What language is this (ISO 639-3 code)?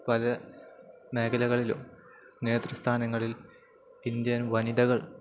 mal